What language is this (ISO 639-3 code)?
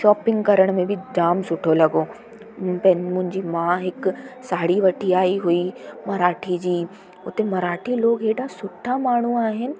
snd